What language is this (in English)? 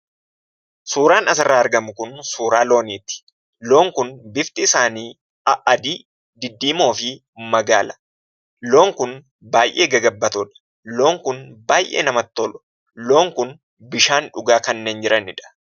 Oromo